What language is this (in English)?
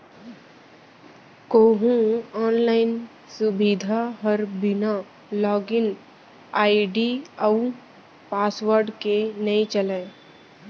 Chhattisgarhi